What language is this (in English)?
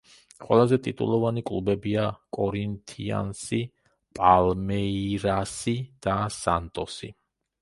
Georgian